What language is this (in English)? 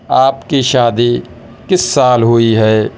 Urdu